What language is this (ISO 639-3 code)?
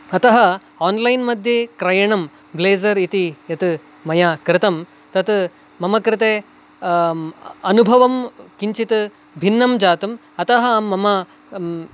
san